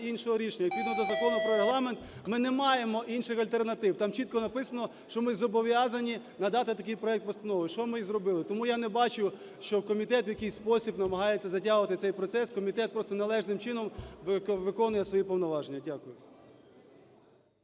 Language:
Ukrainian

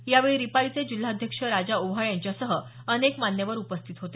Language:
Marathi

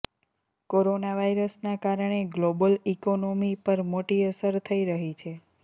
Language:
Gujarati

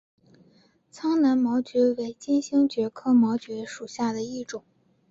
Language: Chinese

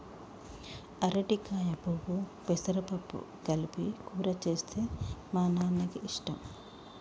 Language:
Telugu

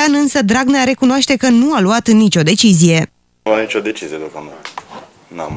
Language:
Romanian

